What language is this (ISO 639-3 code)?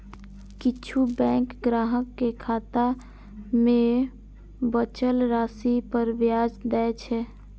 mai